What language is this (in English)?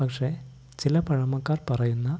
Malayalam